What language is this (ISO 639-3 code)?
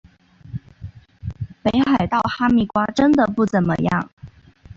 zho